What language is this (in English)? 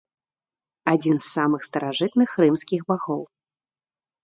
Belarusian